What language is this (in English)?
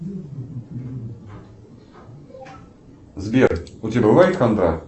Russian